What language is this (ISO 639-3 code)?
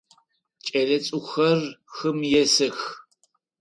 ady